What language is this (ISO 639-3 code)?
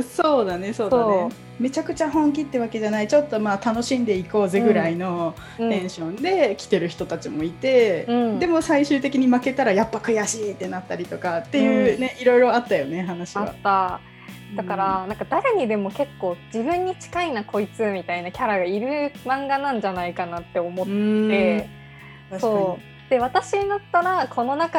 jpn